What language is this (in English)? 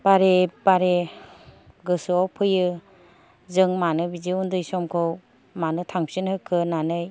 Bodo